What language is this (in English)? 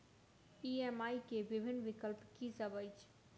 Maithili